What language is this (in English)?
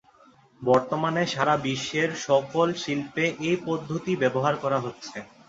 Bangla